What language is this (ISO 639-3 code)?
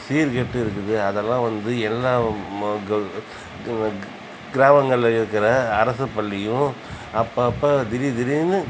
tam